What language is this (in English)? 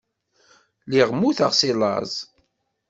Kabyle